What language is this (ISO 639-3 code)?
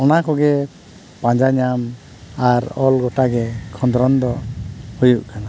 sat